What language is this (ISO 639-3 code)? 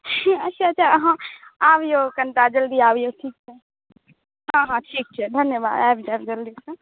mai